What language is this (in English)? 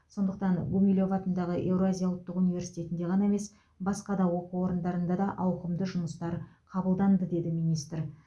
Kazakh